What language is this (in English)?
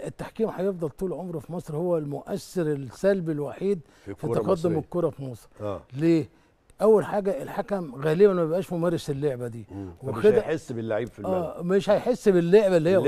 Arabic